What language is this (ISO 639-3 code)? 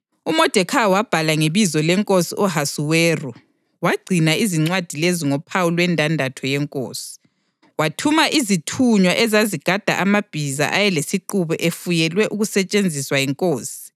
nde